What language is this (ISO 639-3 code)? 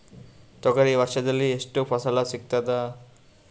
kan